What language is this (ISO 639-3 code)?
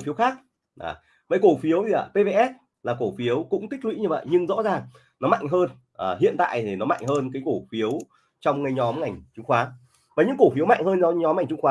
vie